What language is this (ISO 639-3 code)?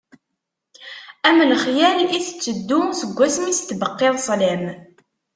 kab